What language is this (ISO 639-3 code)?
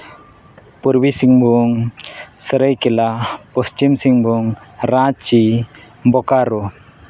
sat